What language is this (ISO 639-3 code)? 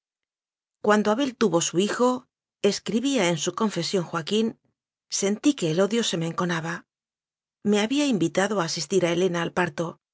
spa